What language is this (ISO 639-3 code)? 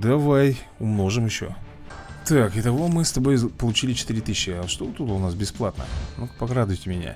rus